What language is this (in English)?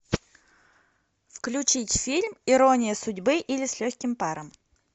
Russian